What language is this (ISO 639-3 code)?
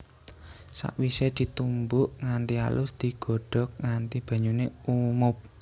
jav